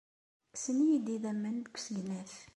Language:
Kabyle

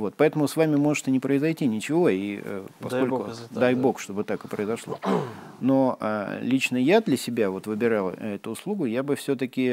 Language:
Russian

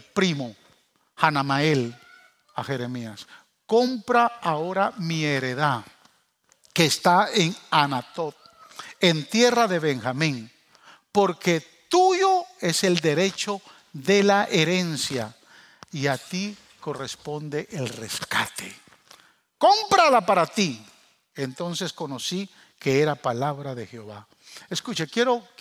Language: Spanish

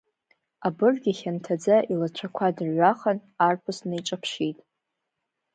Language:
Abkhazian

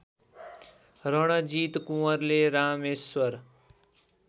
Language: Nepali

